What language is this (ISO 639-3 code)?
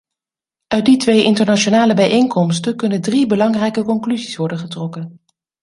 nld